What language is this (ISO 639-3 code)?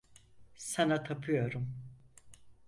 tur